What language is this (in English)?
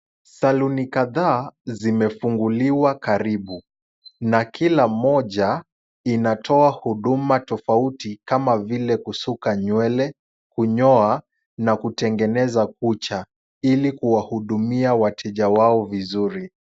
Swahili